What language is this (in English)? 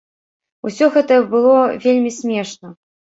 Belarusian